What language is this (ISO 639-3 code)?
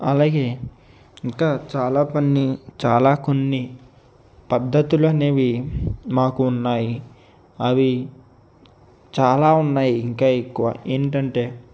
tel